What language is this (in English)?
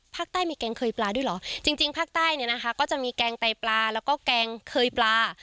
Thai